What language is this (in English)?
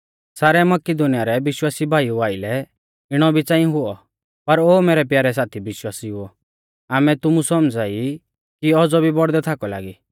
Mahasu Pahari